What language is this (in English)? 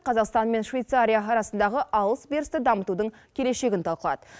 Kazakh